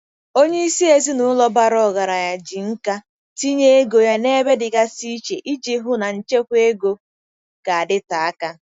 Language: Igbo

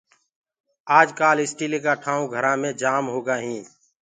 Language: Gurgula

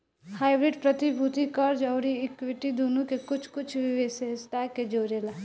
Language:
Bhojpuri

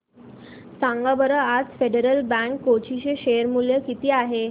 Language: Marathi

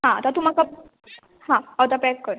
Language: Konkani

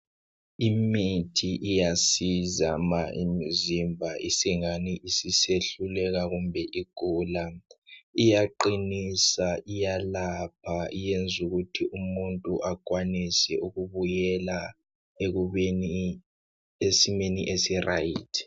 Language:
North Ndebele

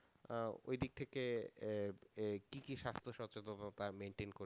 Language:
Bangla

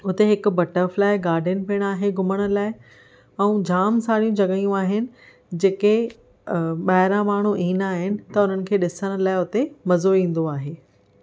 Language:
Sindhi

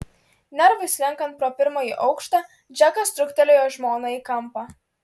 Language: Lithuanian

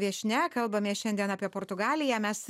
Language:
Lithuanian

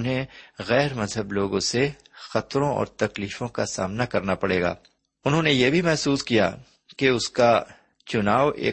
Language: Urdu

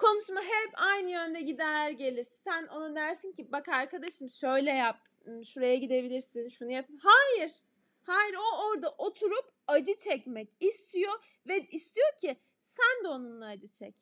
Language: Turkish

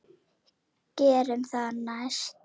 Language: Icelandic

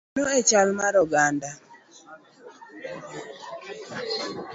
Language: Luo (Kenya and Tanzania)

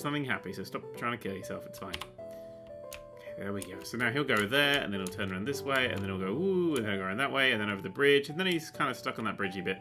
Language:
English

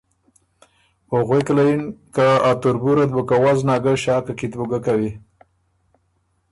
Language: Ormuri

